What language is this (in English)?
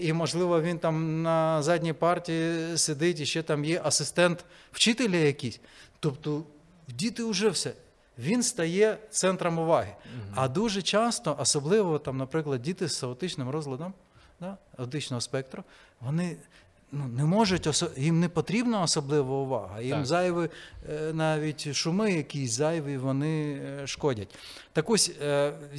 Ukrainian